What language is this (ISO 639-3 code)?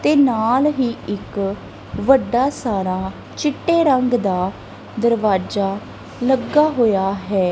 pan